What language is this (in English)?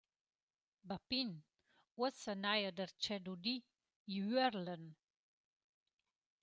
Romansh